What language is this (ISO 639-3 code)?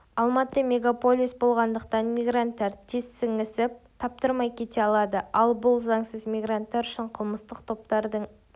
kaz